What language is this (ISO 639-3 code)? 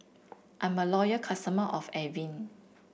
eng